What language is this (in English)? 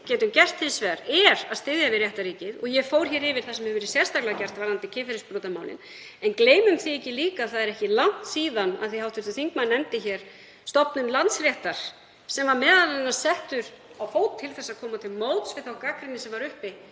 Icelandic